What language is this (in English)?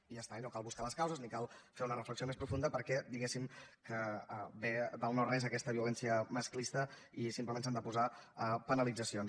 Catalan